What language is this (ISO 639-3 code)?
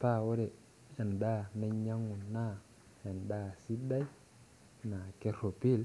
mas